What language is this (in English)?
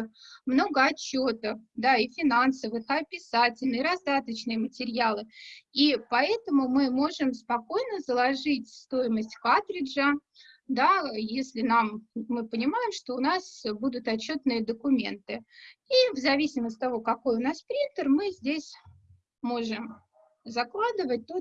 Russian